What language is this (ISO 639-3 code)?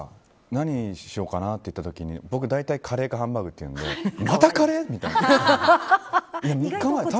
jpn